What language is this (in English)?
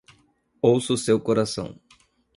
Portuguese